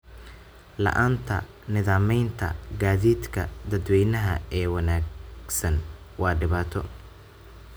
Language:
Somali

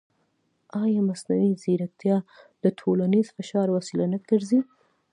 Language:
Pashto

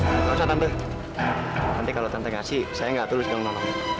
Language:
Indonesian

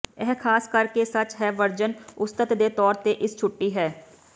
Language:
Punjabi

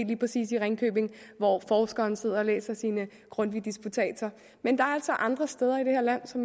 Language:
Danish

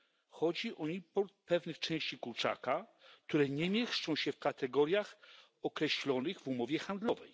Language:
Polish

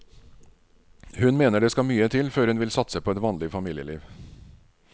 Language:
Norwegian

